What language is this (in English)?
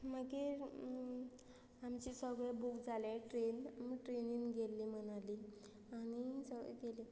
Konkani